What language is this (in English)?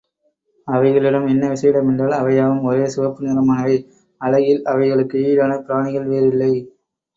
Tamil